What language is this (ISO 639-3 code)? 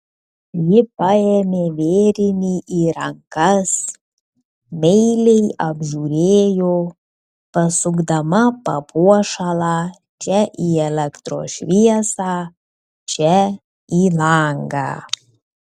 lit